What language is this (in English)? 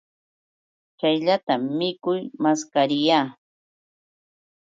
Yauyos Quechua